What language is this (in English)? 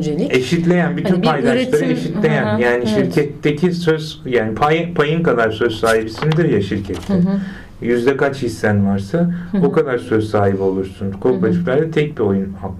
Turkish